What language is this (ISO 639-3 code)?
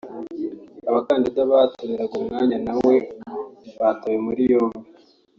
kin